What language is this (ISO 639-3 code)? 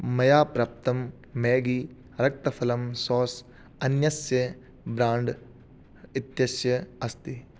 san